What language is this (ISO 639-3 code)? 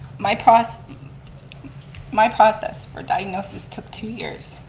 eng